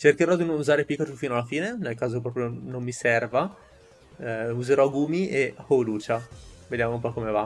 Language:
Italian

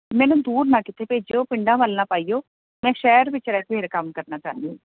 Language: Punjabi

